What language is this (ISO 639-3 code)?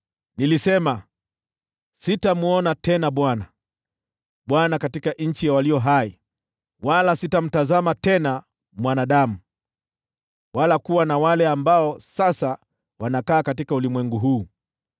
swa